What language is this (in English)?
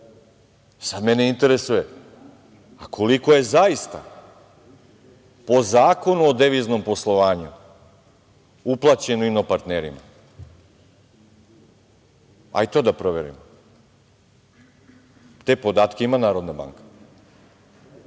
Serbian